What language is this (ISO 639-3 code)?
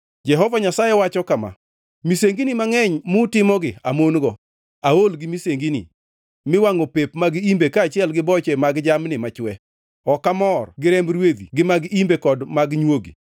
luo